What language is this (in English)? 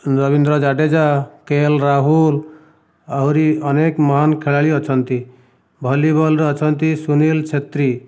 Odia